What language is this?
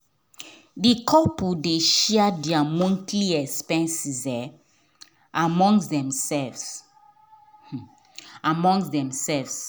Nigerian Pidgin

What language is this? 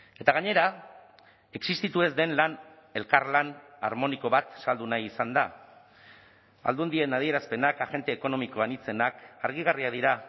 Basque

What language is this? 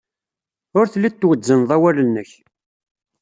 Kabyle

